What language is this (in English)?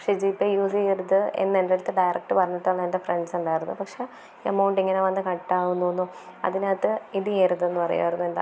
Malayalam